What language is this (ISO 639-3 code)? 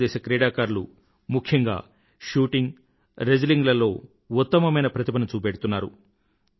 tel